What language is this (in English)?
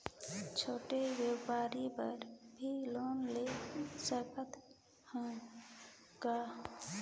Chhattisgarhi